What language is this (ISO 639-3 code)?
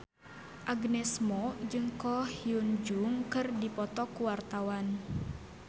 sun